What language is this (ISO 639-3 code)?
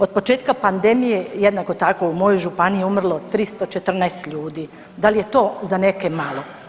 hrv